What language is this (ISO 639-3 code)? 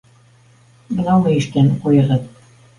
bak